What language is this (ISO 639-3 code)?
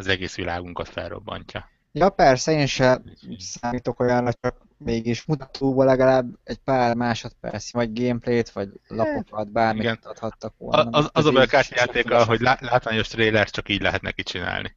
hun